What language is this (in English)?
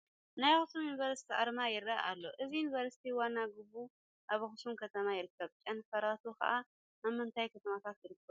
Tigrinya